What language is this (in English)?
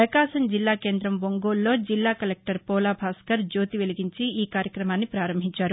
Telugu